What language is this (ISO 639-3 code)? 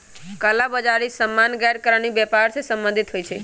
mag